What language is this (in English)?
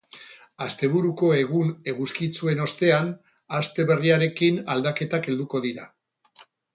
Basque